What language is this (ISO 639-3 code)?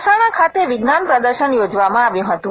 guj